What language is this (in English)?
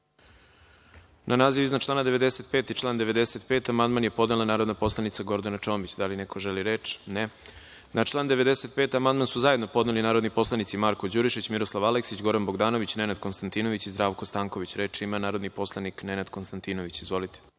Serbian